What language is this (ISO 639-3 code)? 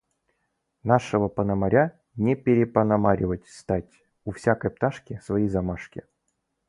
rus